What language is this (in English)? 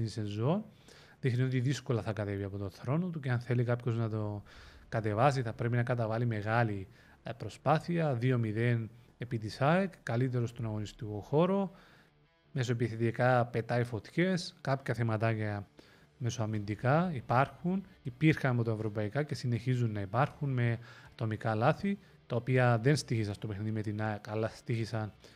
Greek